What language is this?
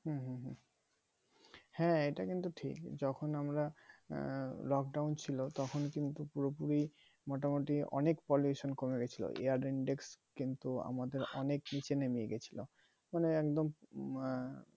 Bangla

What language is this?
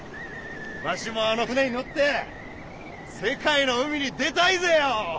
Japanese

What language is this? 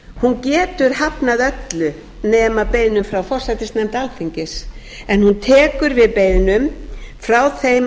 Icelandic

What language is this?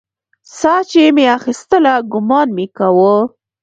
Pashto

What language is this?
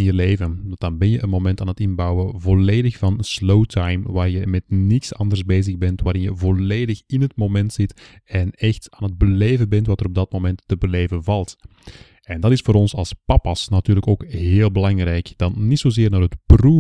Dutch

